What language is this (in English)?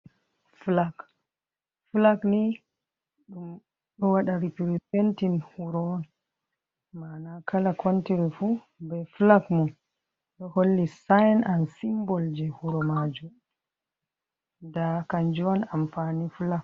Fula